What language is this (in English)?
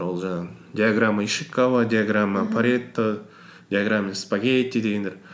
Kazakh